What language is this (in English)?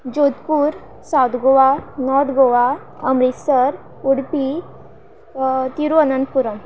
Konkani